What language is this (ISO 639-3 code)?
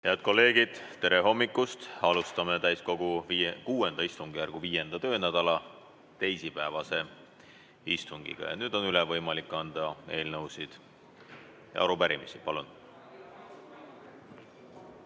est